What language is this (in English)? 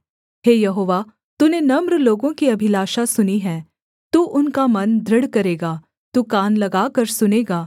Hindi